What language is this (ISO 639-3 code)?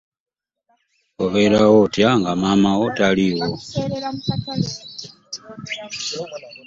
lug